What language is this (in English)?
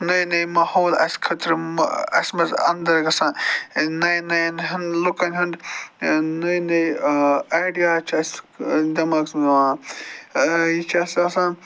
Kashmiri